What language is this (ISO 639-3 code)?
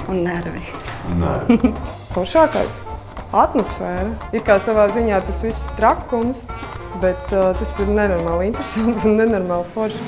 lav